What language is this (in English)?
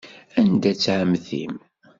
Kabyle